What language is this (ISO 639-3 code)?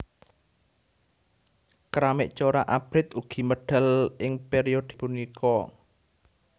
jav